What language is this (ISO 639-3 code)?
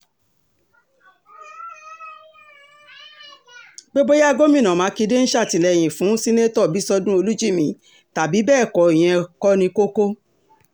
yor